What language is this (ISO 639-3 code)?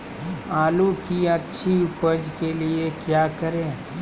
mag